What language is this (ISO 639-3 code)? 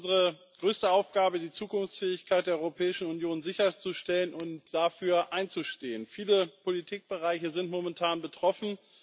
deu